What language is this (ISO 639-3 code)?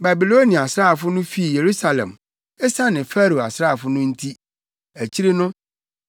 aka